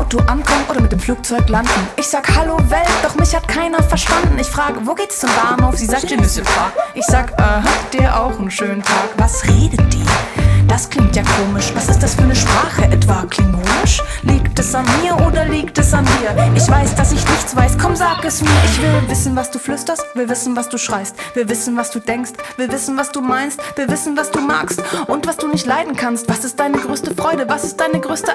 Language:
Ukrainian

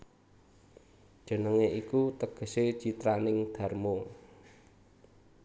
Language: Javanese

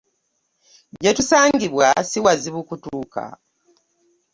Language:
Ganda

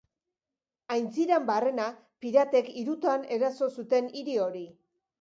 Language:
Basque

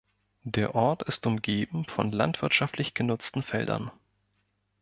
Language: German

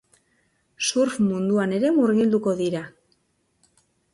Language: Basque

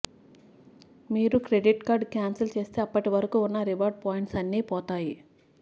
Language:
Telugu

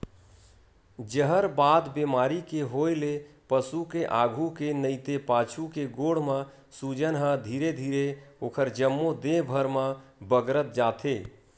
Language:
Chhattisgarhi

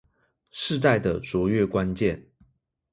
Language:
Chinese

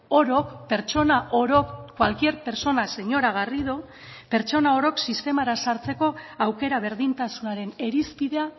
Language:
Basque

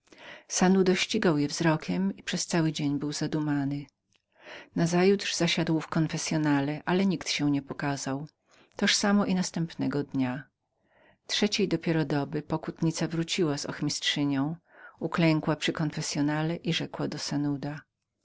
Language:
Polish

